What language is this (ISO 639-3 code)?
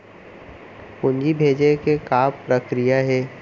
hne